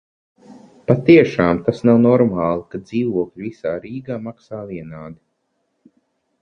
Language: Latvian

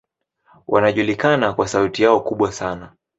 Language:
Swahili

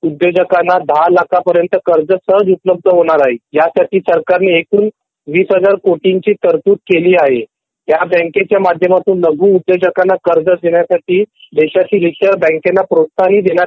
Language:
Marathi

